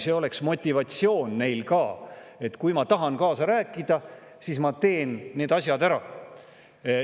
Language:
Estonian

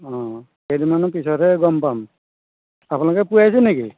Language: Assamese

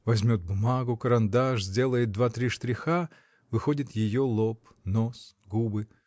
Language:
Russian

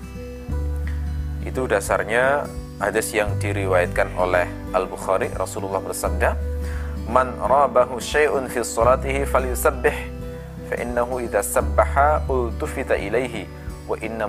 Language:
Indonesian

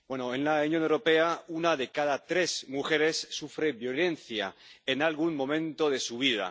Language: Spanish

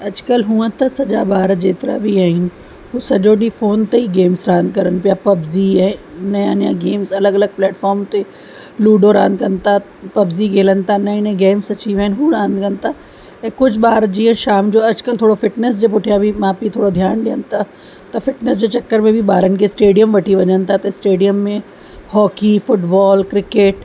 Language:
Sindhi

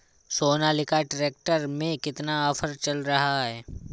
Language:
Hindi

